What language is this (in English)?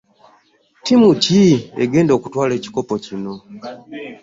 Ganda